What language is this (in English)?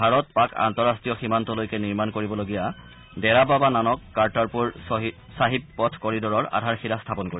Assamese